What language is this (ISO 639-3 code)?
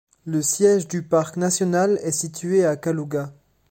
fra